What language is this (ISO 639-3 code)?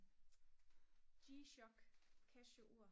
dan